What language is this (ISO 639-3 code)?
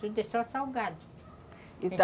por